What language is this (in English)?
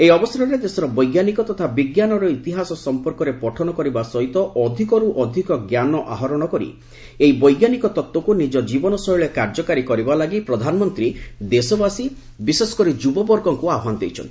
Odia